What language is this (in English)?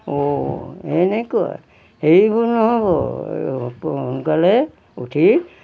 Assamese